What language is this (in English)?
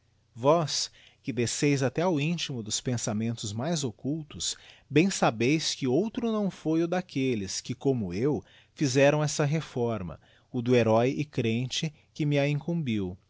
Portuguese